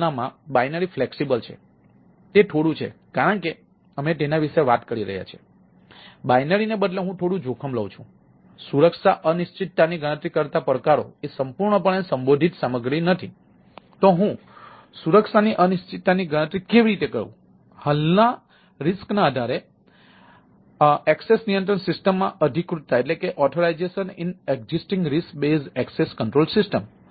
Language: Gujarati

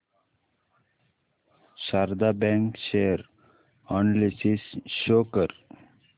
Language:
Marathi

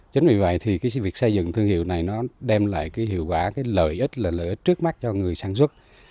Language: Vietnamese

